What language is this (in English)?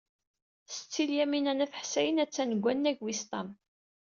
Kabyle